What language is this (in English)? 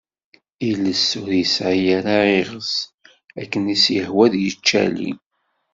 Kabyle